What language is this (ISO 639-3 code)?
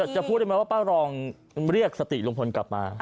tha